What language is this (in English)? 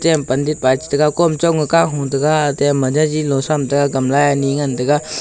Wancho Naga